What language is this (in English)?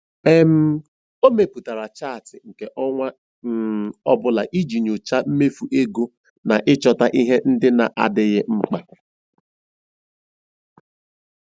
Igbo